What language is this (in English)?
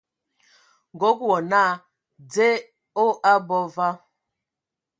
Ewondo